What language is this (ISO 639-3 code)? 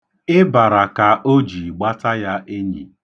ibo